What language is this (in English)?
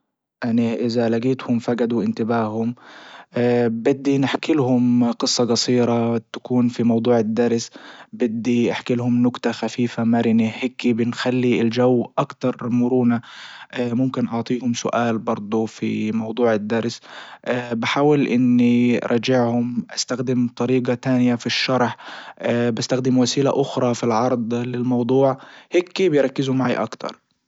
Libyan Arabic